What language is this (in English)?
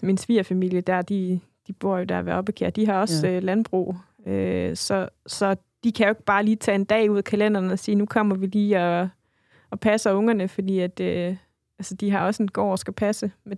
Danish